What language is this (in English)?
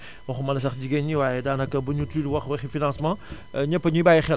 Wolof